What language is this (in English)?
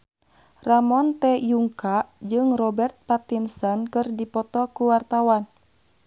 Sundanese